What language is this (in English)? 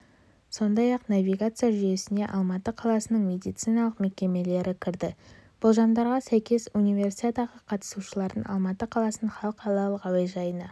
Kazakh